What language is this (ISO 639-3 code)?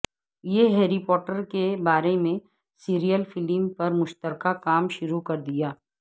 urd